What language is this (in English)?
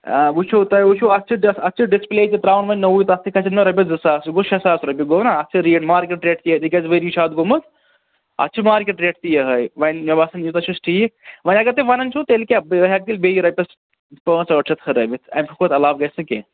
Kashmiri